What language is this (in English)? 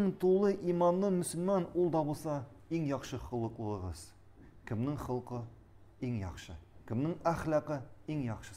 Arabic